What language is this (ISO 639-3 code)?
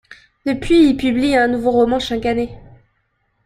fra